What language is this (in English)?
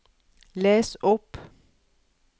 Norwegian